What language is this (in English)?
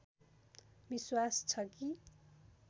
Nepali